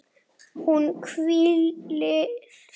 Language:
Icelandic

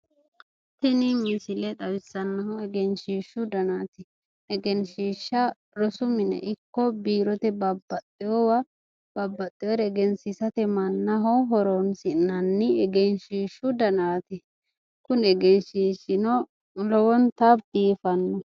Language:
Sidamo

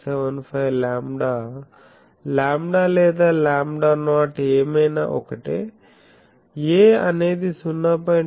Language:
Telugu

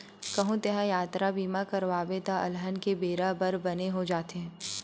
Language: Chhattisgarhi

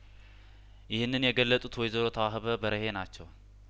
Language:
Amharic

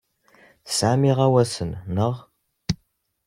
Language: Kabyle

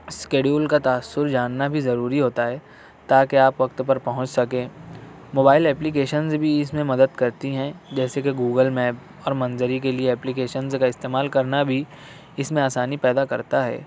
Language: Urdu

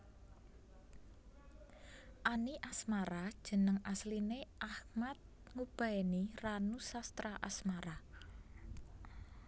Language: Javanese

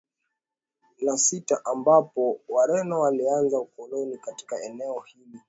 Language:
Swahili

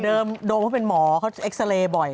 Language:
Thai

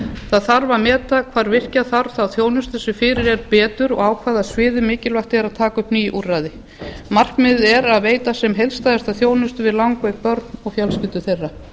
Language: Icelandic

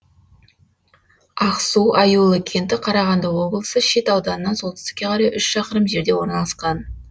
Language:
Kazakh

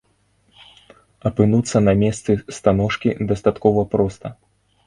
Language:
Belarusian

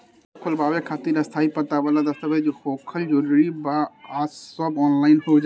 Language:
Bhojpuri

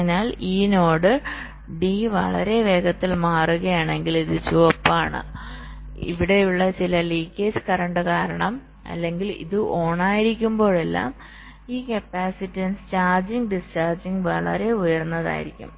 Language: Malayalam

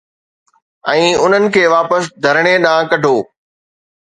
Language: Sindhi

